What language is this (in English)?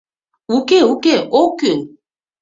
Mari